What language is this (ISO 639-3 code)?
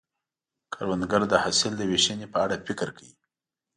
pus